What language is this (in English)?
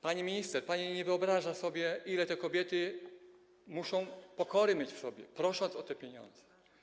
Polish